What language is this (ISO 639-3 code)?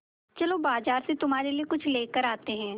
hin